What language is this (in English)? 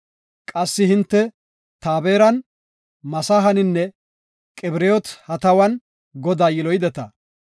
Gofa